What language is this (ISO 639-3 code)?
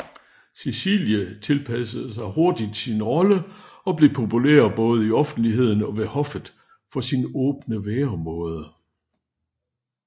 dan